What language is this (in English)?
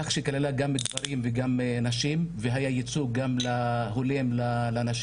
Hebrew